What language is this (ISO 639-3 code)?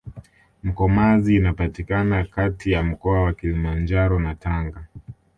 swa